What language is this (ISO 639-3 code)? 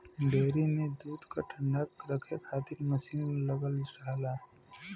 bho